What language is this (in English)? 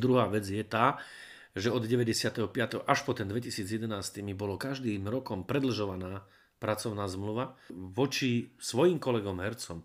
Slovak